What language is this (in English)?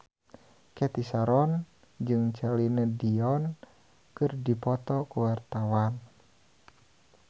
Sundanese